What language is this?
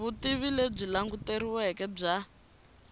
Tsonga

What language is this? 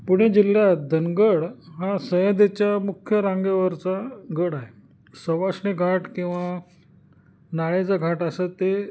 Marathi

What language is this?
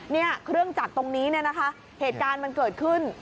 Thai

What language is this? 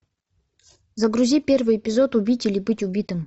Russian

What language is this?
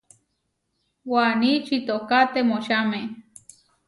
Huarijio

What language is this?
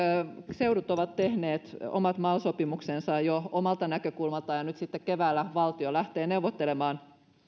Finnish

